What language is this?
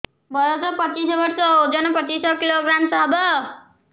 Odia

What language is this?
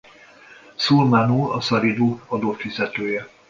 Hungarian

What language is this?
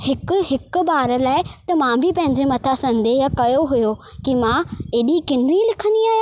Sindhi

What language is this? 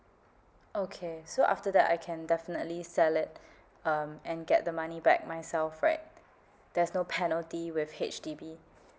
English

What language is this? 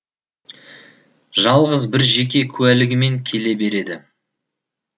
Kazakh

